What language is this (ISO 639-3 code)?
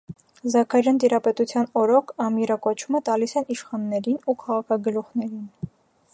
hye